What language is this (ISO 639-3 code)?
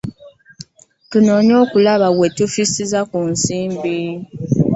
lug